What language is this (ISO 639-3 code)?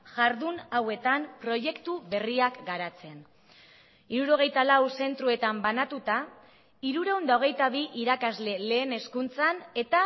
eus